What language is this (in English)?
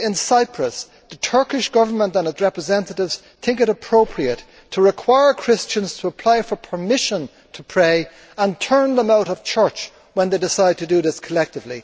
English